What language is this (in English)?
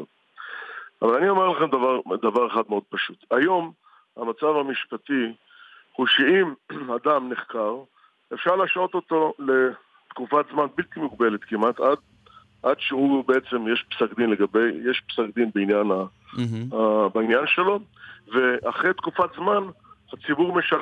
Hebrew